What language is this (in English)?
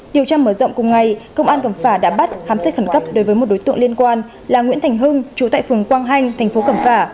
Vietnamese